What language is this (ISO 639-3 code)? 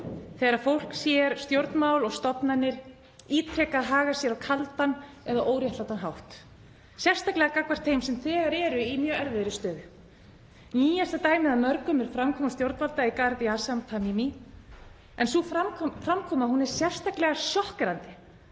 isl